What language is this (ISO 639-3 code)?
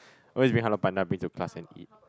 eng